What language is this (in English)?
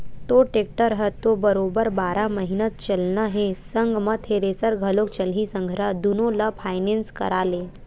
Chhattisgarhi